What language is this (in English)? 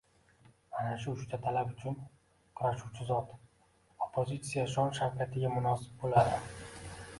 Uzbek